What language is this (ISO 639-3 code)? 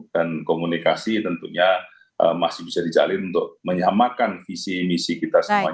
ind